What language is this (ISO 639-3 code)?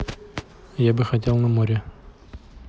rus